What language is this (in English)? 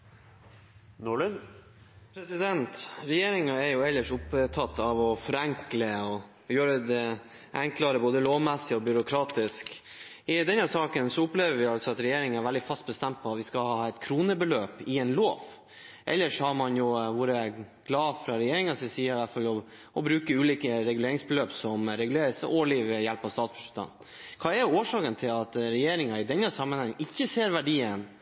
Norwegian Bokmål